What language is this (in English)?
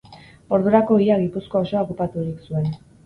Basque